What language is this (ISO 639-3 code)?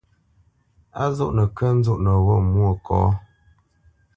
bce